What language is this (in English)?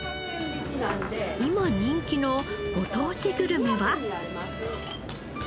Japanese